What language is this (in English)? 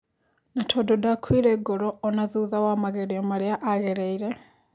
Kikuyu